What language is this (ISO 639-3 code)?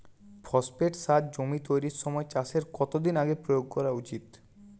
ben